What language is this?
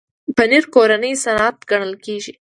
Pashto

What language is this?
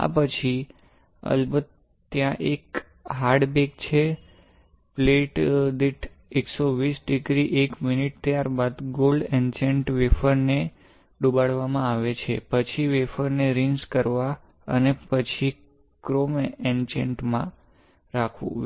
Gujarati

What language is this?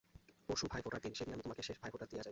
Bangla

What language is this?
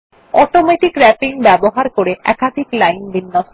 Bangla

